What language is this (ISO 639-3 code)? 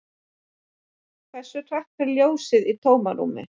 isl